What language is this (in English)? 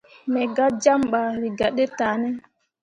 Mundang